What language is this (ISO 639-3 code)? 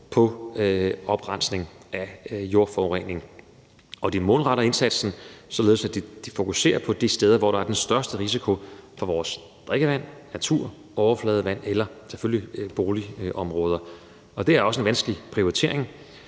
dan